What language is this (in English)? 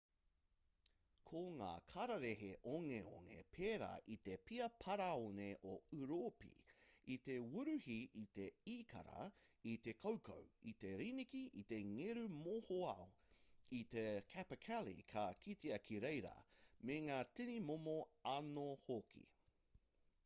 Māori